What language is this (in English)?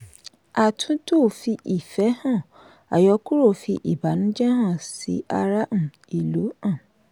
Yoruba